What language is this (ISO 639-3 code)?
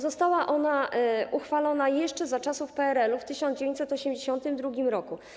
pol